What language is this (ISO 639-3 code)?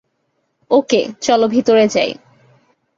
ben